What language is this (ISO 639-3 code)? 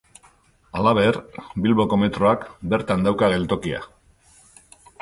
eus